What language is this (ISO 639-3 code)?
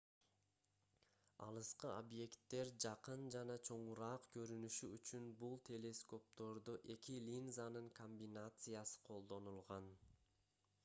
kir